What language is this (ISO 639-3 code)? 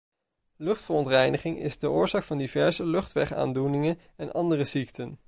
nld